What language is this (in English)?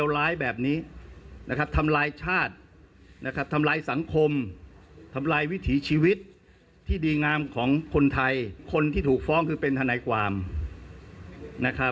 Thai